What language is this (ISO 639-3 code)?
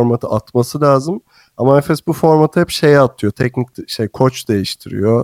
tur